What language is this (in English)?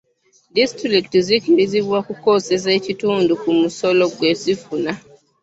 Ganda